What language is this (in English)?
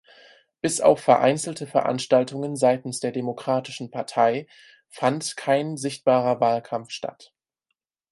German